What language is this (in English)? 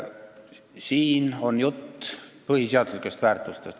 Estonian